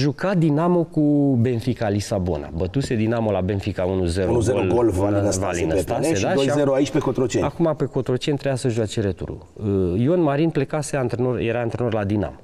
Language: Romanian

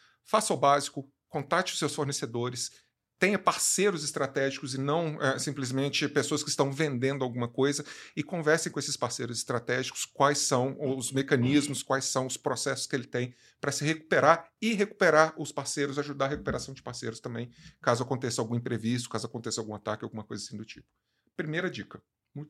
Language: Portuguese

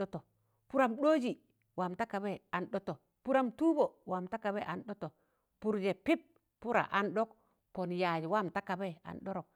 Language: Tangale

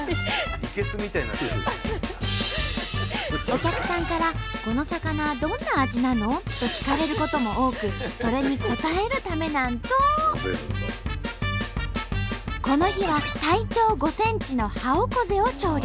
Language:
Japanese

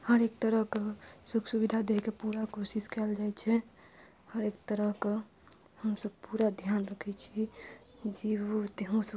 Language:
Maithili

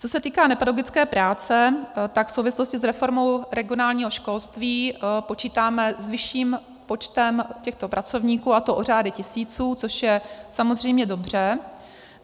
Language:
Czech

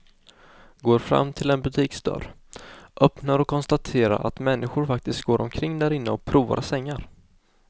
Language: Swedish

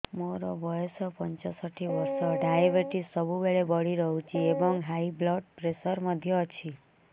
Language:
Odia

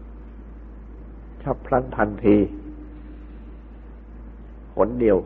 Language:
Thai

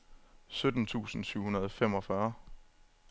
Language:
Danish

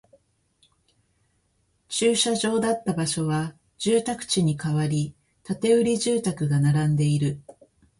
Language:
Japanese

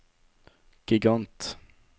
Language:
Norwegian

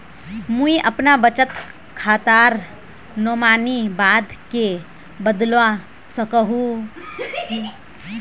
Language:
Magahi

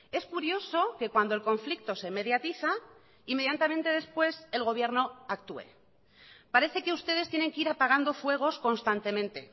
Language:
Spanish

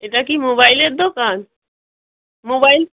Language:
Bangla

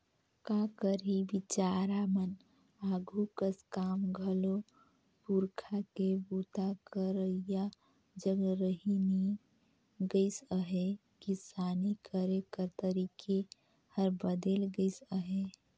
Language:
Chhattisgarhi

